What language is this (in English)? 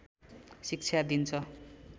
Nepali